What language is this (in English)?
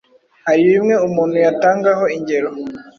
Kinyarwanda